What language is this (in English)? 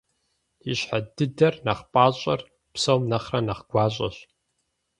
Kabardian